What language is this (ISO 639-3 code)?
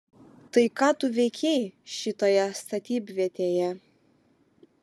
lit